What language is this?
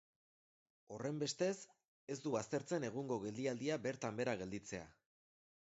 Basque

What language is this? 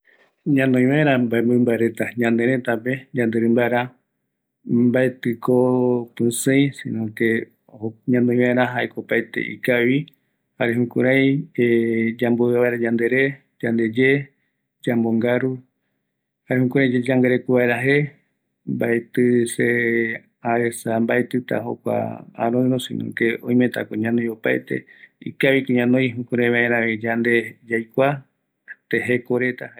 Eastern Bolivian Guaraní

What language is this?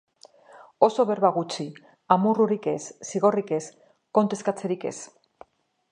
Basque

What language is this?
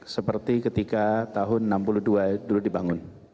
Indonesian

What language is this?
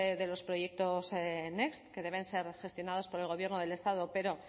Spanish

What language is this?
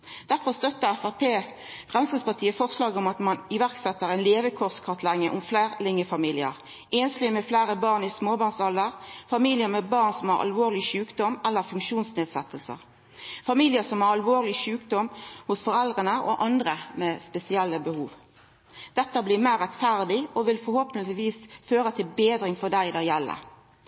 Norwegian Nynorsk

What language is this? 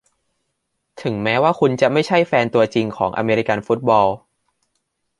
Thai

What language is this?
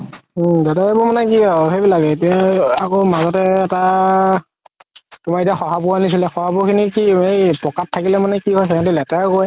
Assamese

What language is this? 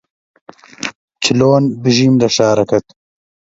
Central Kurdish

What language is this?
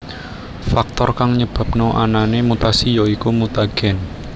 Javanese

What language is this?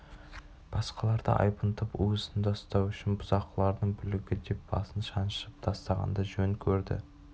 Kazakh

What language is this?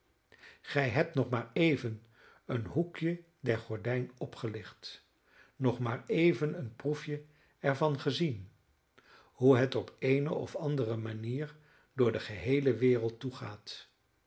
Dutch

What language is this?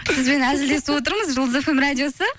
Kazakh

